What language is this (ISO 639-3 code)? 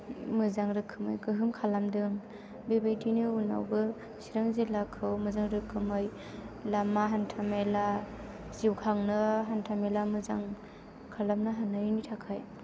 brx